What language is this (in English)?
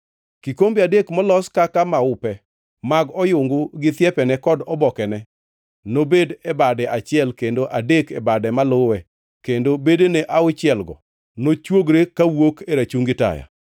Luo (Kenya and Tanzania)